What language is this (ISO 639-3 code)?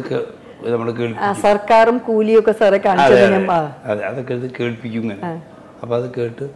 mal